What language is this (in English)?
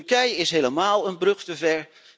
Dutch